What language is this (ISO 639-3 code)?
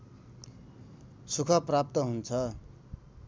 nep